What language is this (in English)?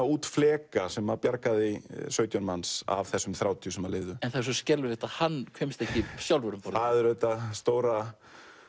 Icelandic